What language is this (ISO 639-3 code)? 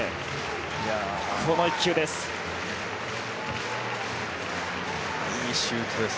jpn